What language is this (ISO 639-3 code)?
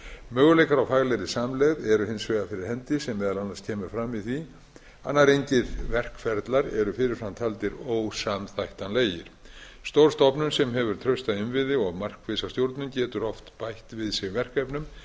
isl